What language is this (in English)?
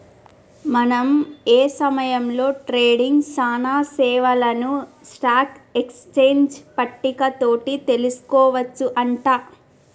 Telugu